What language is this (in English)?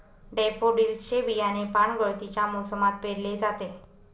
Marathi